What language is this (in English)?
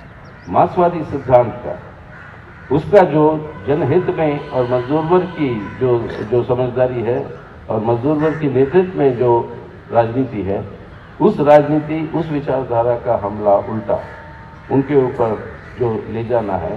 Hindi